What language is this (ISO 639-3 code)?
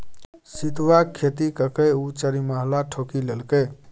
mai